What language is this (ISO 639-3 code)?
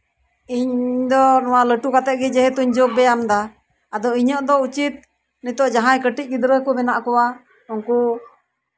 sat